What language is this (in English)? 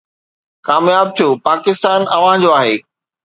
Sindhi